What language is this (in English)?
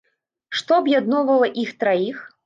Belarusian